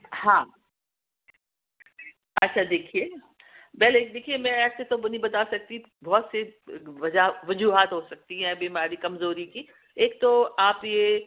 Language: Urdu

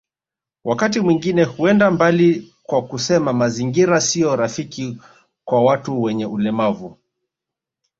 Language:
Swahili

